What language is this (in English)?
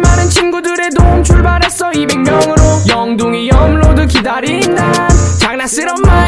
Korean